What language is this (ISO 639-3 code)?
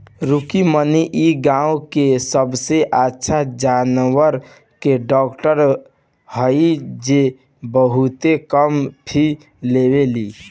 bho